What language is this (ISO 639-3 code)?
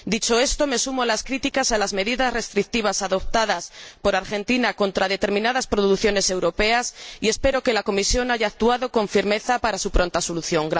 spa